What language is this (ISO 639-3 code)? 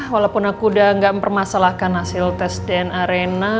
ind